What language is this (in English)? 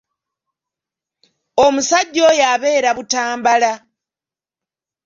Ganda